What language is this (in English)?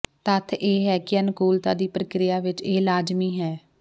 Punjabi